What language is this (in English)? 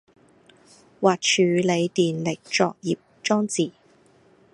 Cantonese